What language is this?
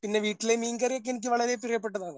Malayalam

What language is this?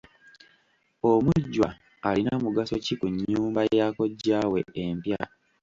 Ganda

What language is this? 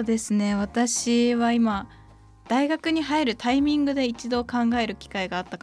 Japanese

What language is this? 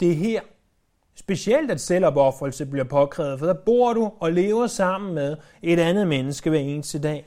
Danish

